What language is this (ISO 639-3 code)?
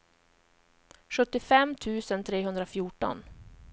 swe